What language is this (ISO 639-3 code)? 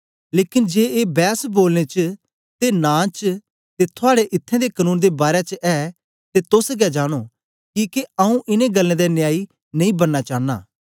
doi